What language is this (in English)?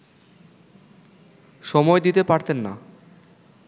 Bangla